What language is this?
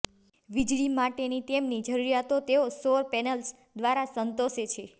Gujarati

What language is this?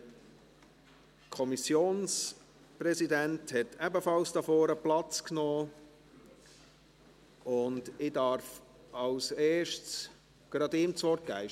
Swiss German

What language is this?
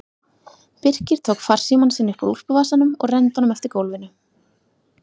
Icelandic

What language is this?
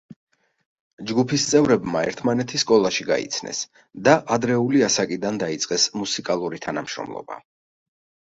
Georgian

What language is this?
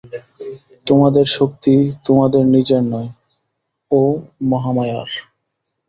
Bangla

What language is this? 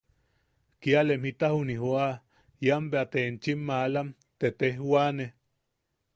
Yaqui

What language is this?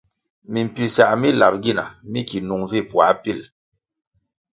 Kwasio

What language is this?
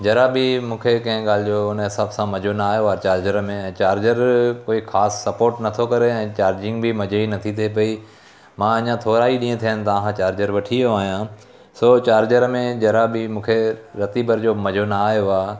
Sindhi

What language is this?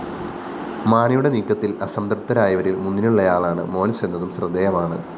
Malayalam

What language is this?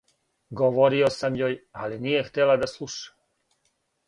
Serbian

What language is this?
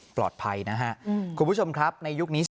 Thai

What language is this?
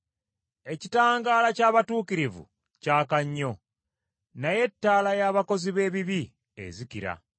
Ganda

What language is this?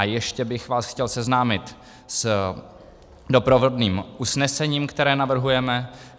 Czech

